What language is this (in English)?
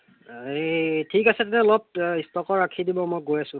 Assamese